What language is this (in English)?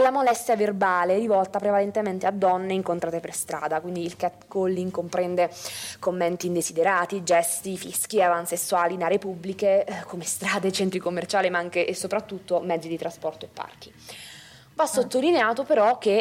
Italian